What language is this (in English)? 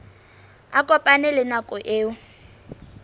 Southern Sotho